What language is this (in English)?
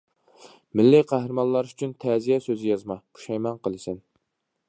Uyghur